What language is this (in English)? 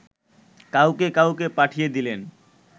Bangla